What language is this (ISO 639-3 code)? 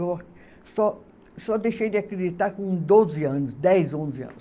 por